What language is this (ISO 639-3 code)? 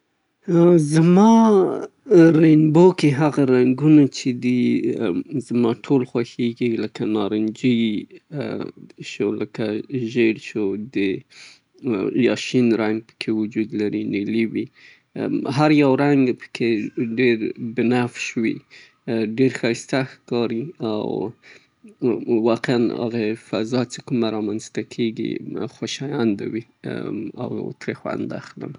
pbt